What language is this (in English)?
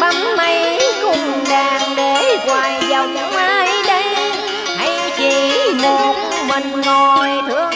Vietnamese